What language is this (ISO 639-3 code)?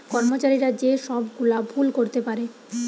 ben